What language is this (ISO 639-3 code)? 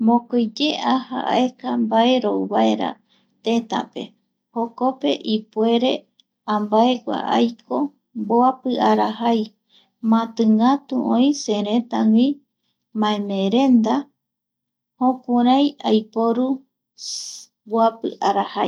gui